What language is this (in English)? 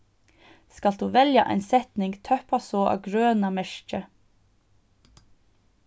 Faroese